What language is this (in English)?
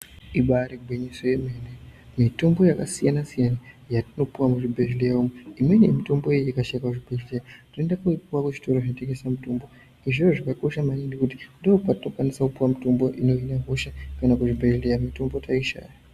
Ndau